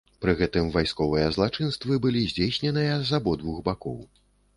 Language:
Belarusian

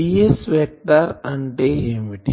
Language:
Telugu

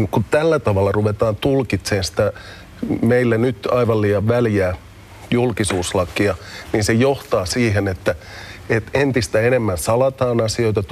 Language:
Finnish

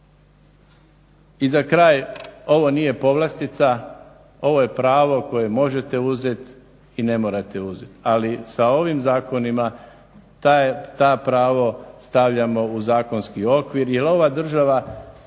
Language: Croatian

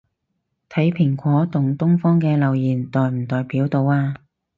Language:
Cantonese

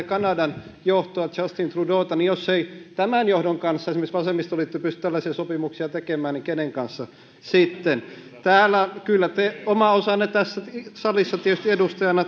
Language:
Finnish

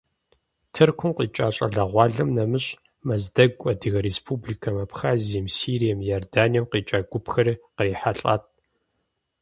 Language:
Kabardian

